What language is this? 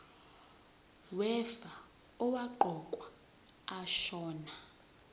Zulu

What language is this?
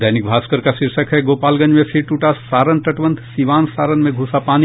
Hindi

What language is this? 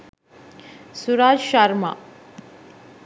Sinhala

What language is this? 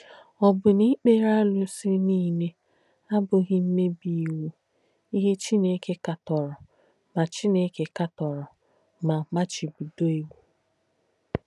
Igbo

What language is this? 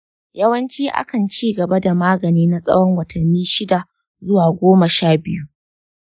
Hausa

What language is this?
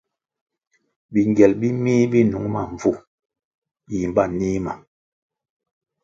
Kwasio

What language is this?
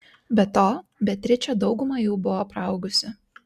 Lithuanian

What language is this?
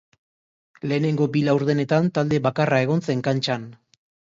Basque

